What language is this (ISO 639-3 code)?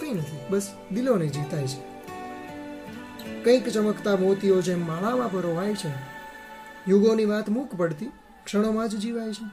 guj